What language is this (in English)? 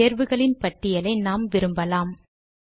Tamil